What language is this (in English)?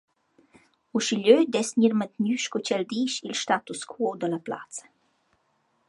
Romansh